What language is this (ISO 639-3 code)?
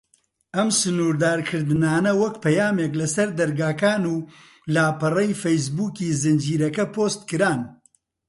ckb